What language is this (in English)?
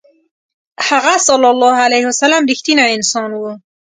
Pashto